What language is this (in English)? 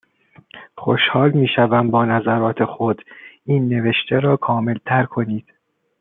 Persian